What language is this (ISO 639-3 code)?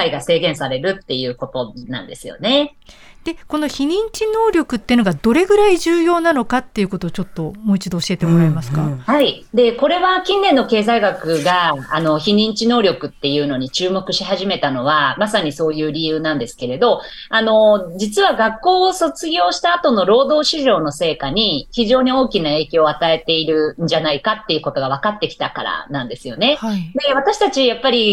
jpn